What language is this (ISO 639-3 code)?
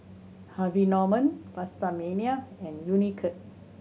eng